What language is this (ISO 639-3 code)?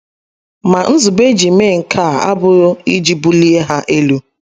ibo